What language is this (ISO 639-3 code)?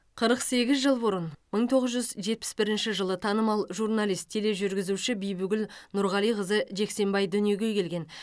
kaz